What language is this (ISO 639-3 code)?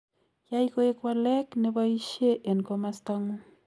kln